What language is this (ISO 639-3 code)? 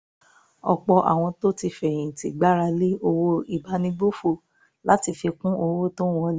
yor